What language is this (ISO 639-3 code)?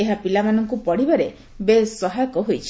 ori